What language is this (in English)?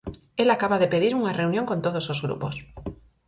Galician